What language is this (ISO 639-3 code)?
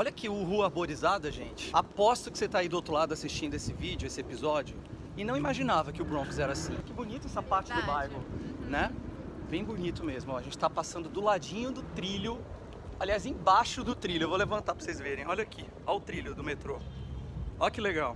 por